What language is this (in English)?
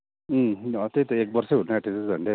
Nepali